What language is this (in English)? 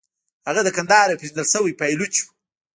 Pashto